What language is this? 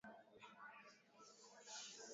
Swahili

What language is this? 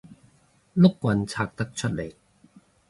Cantonese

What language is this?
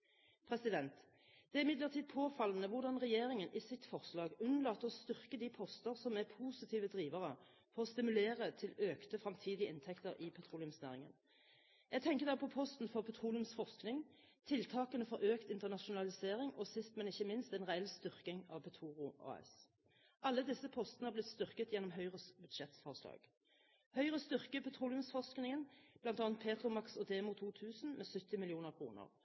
Norwegian Bokmål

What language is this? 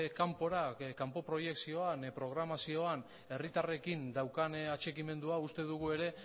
Basque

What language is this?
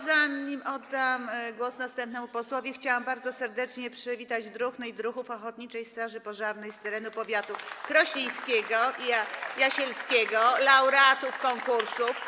Polish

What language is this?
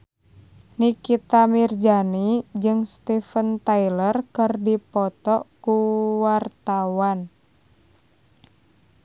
Sundanese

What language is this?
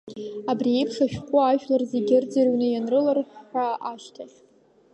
Abkhazian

